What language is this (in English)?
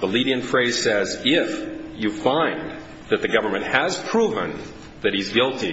English